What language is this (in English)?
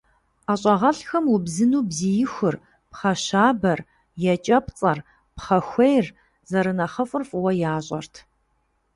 Kabardian